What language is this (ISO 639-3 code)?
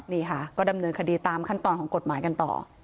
tha